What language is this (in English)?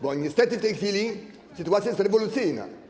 Polish